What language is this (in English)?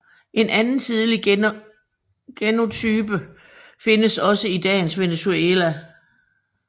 Danish